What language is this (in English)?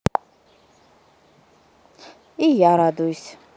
Russian